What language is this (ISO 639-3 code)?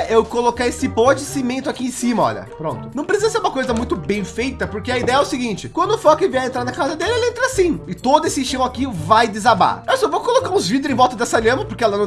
por